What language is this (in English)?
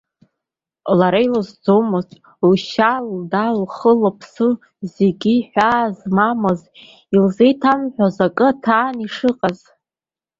Abkhazian